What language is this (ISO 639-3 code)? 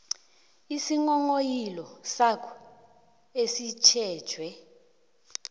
nbl